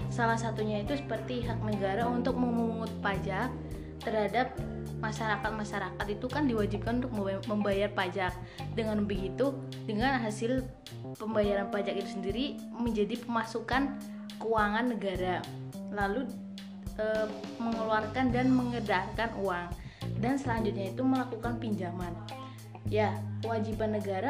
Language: Indonesian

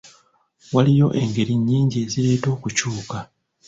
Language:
Ganda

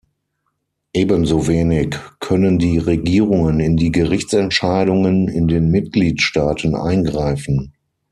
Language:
German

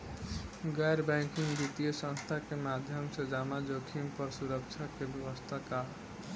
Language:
Bhojpuri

